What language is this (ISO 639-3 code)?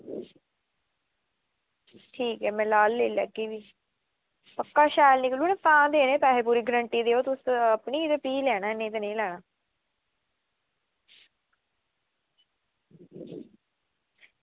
doi